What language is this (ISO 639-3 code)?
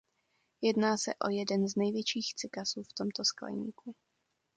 ces